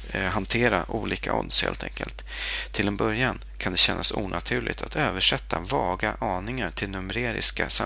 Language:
Swedish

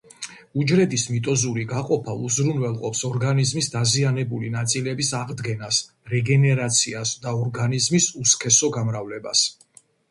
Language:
Georgian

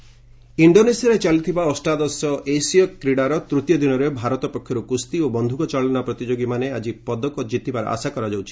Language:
Odia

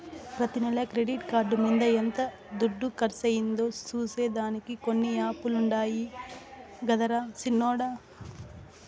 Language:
Telugu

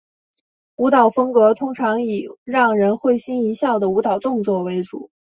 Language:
Chinese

